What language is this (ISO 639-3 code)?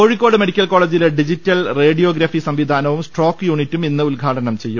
mal